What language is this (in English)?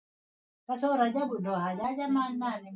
Swahili